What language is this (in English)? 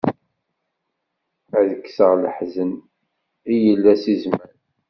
Kabyle